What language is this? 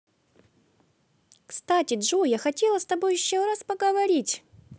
Russian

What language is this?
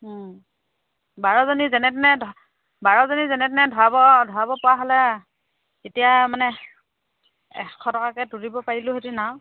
Assamese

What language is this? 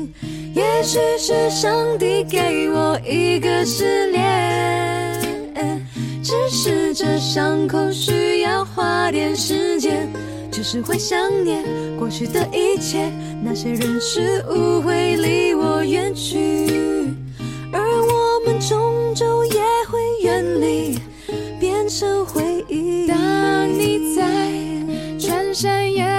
Chinese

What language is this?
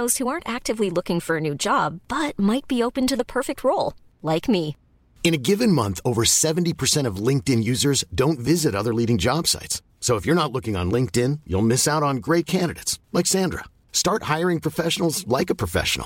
Swedish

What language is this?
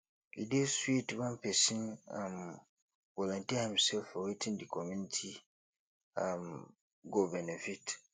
Nigerian Pidgin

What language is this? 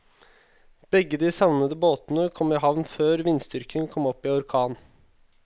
Norwegian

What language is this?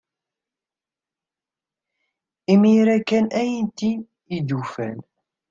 Kabyle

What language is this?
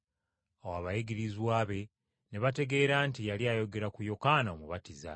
Ganda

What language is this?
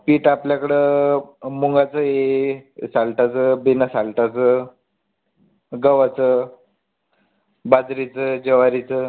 Marathi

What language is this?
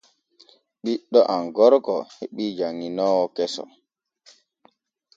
Borgu Fulfulde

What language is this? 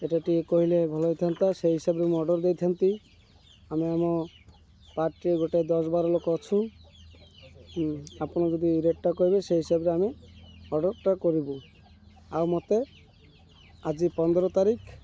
Odia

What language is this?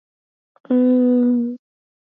Swahili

